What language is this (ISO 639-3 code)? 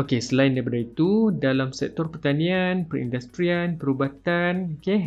msa